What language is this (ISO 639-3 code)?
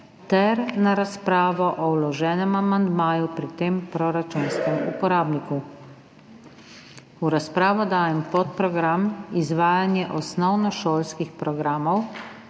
slv